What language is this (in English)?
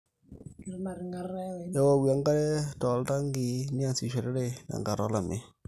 Masai